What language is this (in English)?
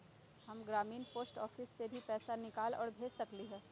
Magahi